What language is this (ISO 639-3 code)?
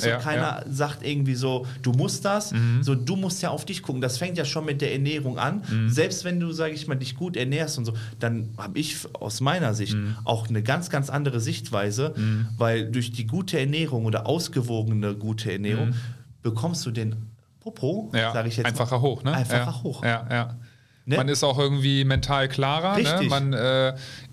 deu